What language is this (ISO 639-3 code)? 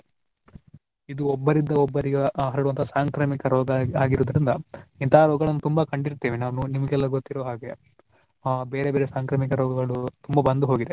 kan